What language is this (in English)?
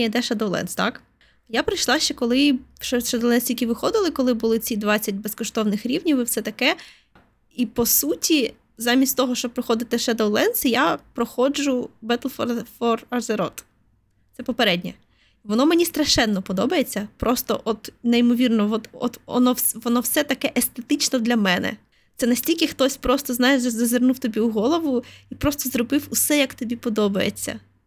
Ukrainian